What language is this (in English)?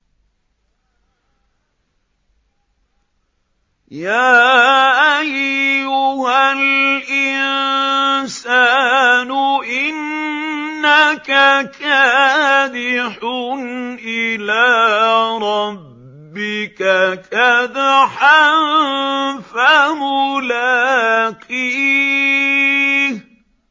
Arabic